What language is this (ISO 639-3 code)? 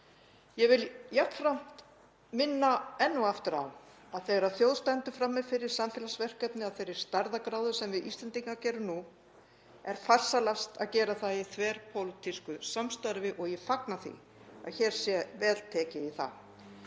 isl